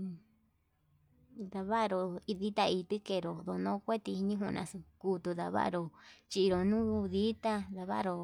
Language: Yutanduchi Mixtec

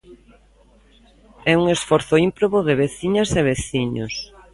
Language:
Galician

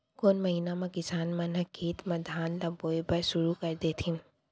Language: Chhattisgarhi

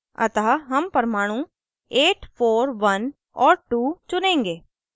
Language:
Hindi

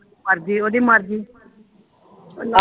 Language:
Punjabi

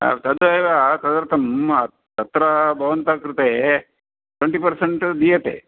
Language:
Sanskrit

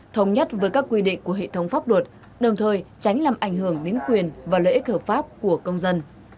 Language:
Vietnamese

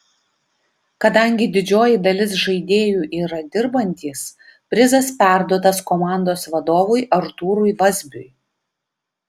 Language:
Lithuanian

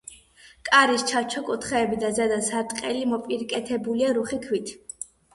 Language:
Georgian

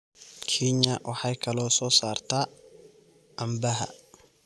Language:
Somali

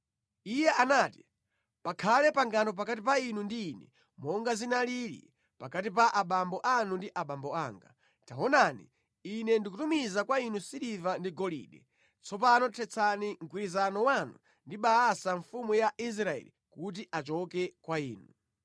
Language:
Nyanja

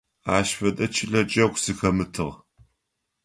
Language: Adyghe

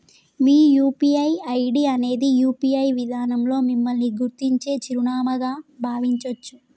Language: Telugu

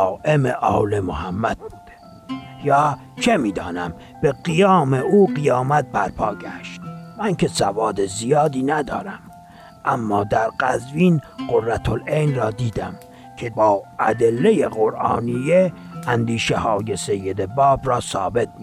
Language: Persian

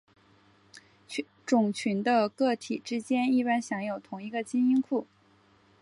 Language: Chinese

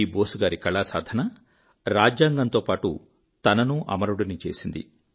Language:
Telugu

